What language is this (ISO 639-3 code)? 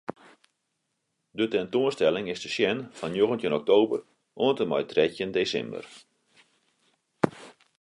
fry